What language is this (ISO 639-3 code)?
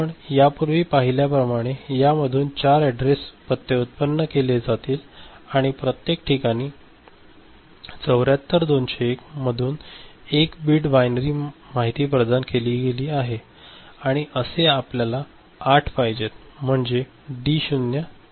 mar